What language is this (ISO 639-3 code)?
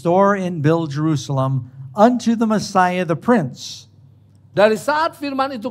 ind